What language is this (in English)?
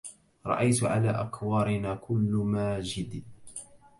Arabic